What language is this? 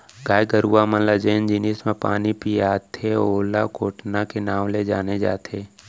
Chhattisgarhi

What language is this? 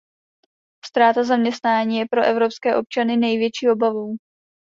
Czech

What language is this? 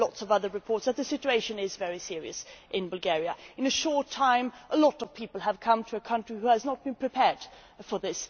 English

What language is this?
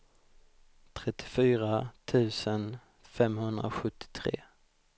Swedish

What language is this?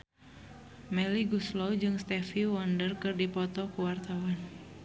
Sundanese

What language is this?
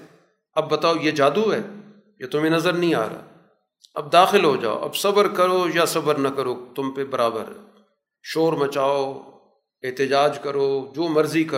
Urdu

